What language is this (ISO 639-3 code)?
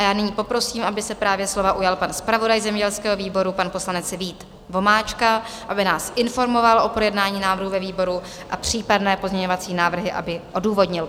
ces